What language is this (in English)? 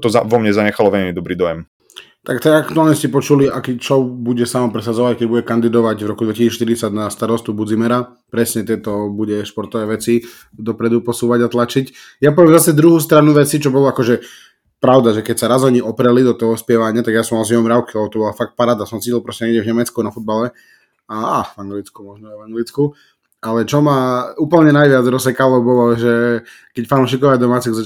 Slovak